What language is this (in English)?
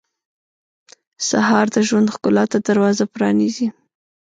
Pashto